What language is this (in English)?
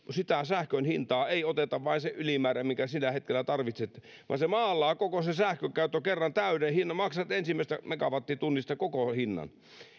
Finnish